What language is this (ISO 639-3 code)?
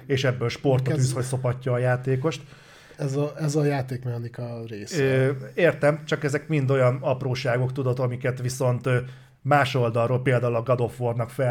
hun